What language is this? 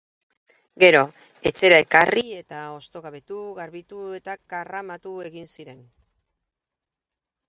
Basque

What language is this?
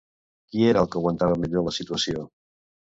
Catalan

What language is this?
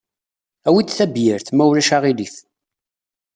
Kabyle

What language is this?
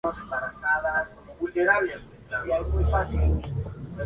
Spanish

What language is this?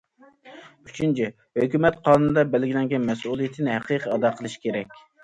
Uyghur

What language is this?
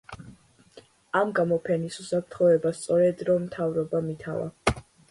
Georgian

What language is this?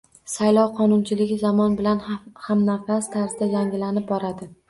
Uzbek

